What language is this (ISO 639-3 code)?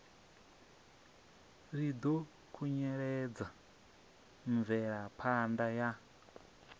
ven